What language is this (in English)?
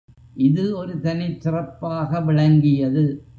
Tamil